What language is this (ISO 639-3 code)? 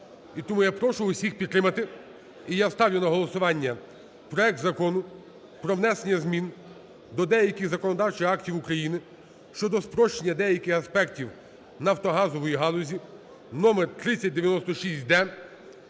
ukr